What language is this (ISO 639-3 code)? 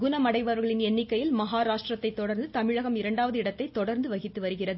tam